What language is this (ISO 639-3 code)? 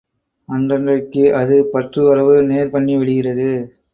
tam